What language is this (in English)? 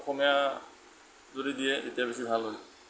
Assamese